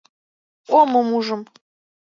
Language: Mari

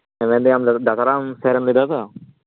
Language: Santali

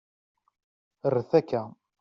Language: Kabyle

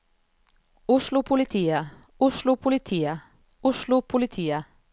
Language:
Norwegian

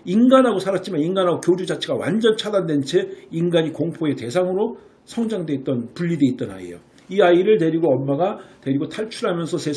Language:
Korean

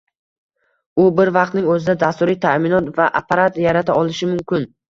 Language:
Uzbek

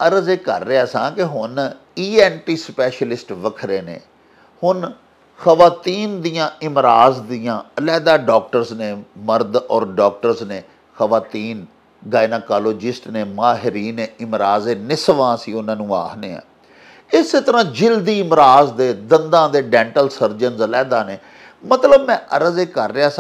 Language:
Punjabi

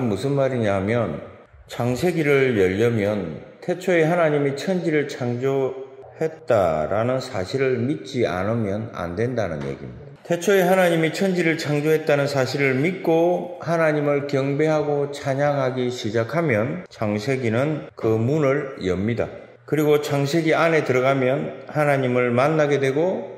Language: Korean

